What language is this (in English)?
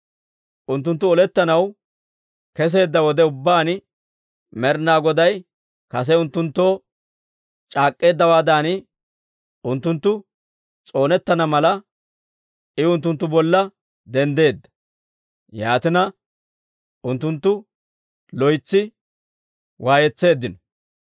Dawro